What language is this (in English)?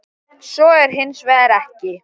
Icelandic